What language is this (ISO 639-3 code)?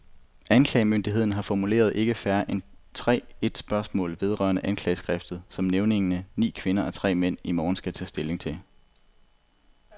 dan